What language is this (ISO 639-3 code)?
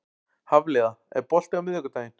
isl